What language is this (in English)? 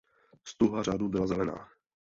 Czech